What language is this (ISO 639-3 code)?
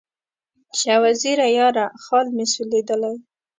pus